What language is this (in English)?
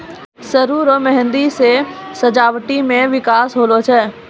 Maithili